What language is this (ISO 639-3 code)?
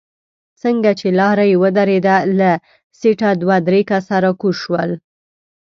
pus